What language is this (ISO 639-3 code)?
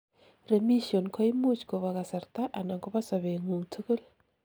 kln